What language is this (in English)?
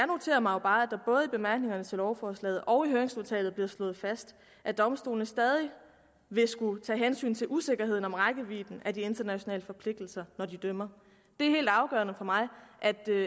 Danish